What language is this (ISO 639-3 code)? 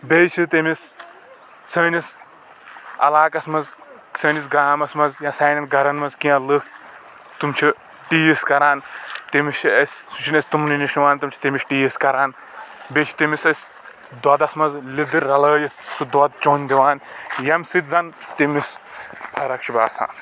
kas